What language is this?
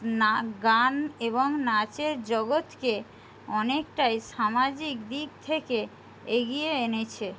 Bangla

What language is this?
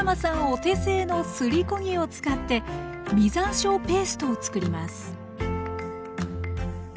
Japanese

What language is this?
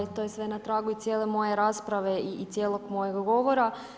Croatian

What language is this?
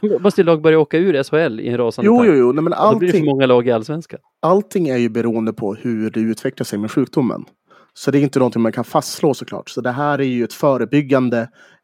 Swedish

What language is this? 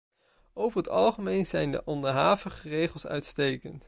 Dutch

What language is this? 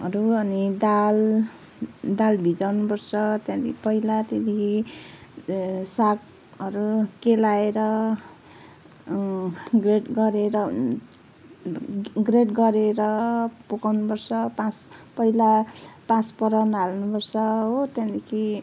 Nepali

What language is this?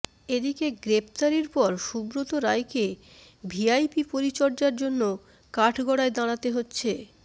Bangla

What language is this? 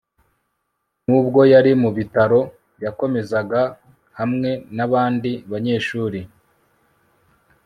Kinyarwanda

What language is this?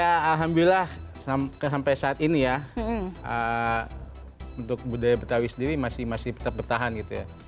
Indonesian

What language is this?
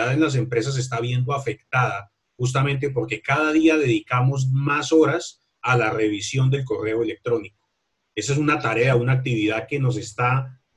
Spanish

